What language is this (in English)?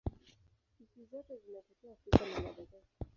Swahili